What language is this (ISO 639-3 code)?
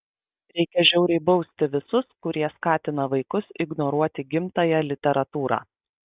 lit